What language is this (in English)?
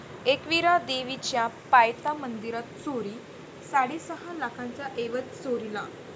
Marathi